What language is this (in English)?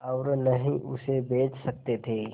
Hindi